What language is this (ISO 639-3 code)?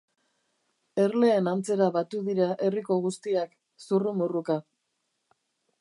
eus